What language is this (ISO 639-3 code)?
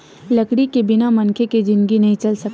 hne